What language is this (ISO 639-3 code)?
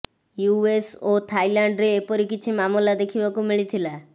ori